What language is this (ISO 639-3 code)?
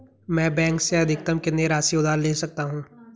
hin